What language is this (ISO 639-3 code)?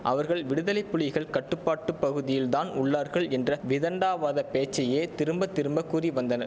tam